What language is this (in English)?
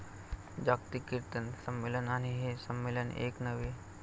Marathi